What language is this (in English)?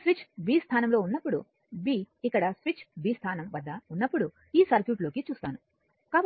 Telugu